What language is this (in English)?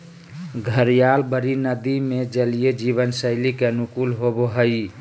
Magahi